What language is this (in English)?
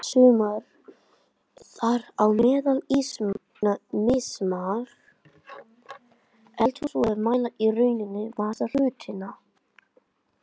Icelandic